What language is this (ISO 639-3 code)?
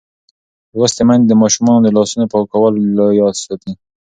pus